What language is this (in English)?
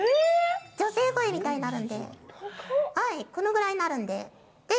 Japanese